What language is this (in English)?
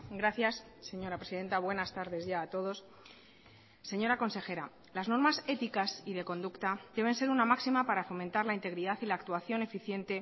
Spanish